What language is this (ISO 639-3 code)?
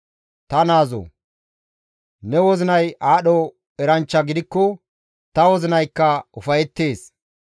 gmv